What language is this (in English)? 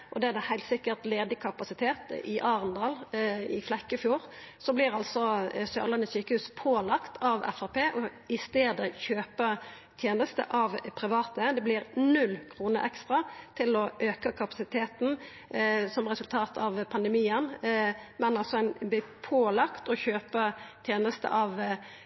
Norwegian Nynorsk